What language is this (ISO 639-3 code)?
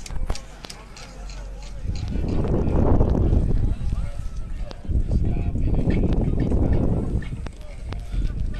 tur